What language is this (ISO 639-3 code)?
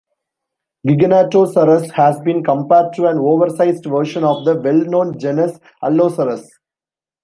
eng